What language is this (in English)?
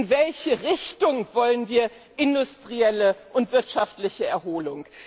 German